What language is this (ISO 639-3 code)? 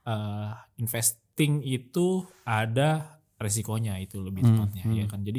ind